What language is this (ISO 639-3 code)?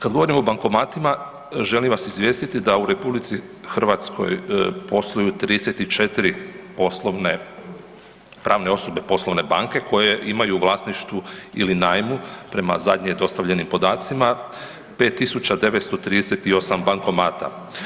hrv